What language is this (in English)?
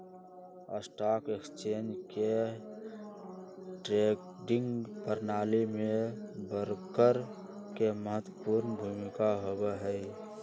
Magahi